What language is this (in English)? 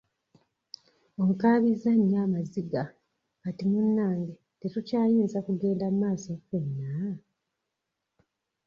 Ganda